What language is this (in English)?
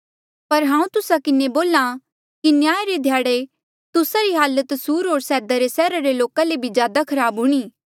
Mandeali